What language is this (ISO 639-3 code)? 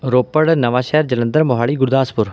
pan